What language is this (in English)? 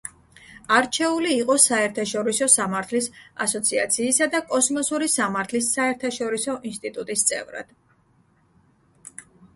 Georgian